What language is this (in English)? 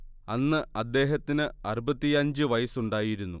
Malayalam